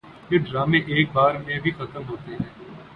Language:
Urdu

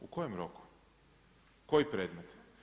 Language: Croatian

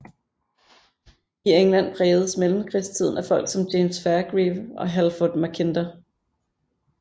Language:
Danish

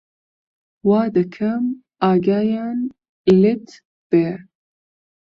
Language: Central Kurdish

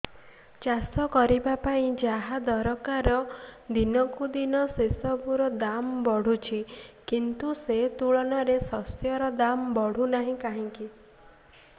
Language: Odia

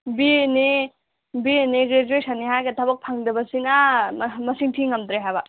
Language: Manipuri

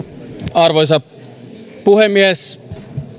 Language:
Finnish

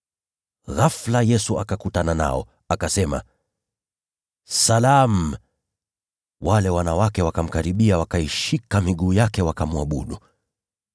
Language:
Swahili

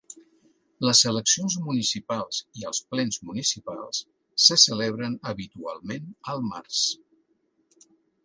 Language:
Catalan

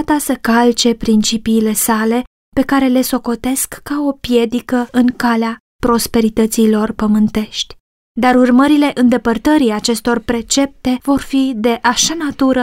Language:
Romanian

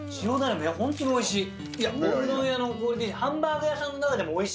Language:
Japanese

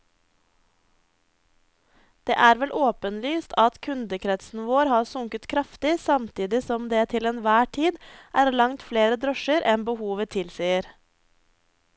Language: Norwegian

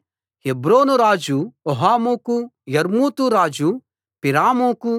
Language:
Telugu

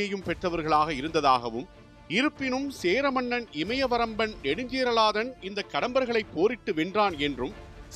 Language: Tamil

